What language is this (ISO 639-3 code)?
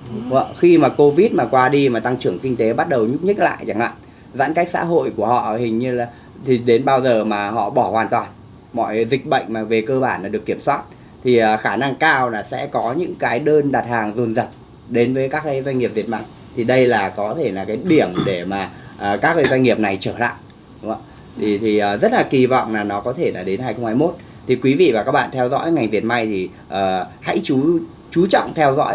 vie